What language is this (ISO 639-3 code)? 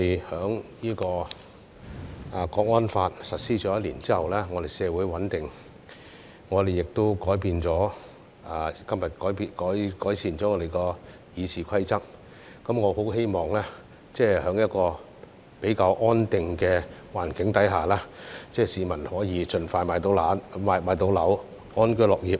yue